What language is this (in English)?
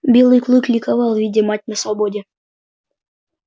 Russian